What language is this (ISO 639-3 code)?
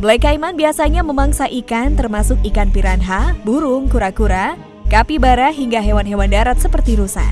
ind